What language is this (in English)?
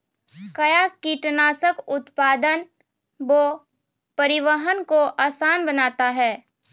Maithili